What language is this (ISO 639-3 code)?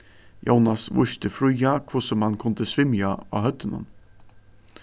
fao